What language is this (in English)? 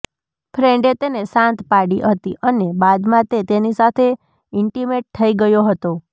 Gujarati